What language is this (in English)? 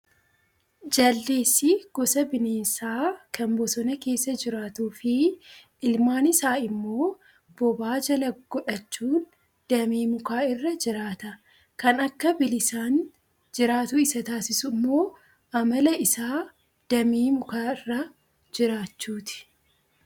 Oromo